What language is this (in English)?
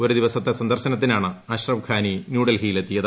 Malayalam